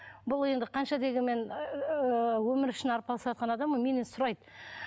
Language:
Kazakh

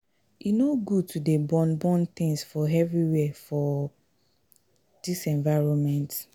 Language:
Nigerian Pidgin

